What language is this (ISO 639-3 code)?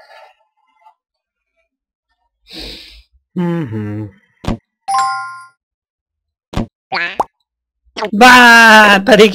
hun